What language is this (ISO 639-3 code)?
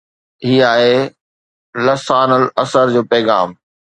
snd